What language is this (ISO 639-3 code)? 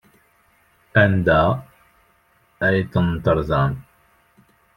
kab